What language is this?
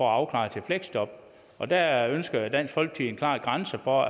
Danish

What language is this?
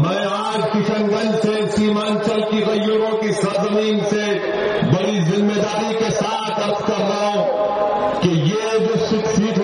Urdu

